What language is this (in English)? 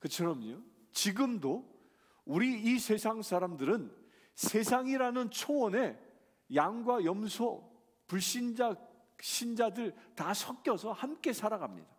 Korean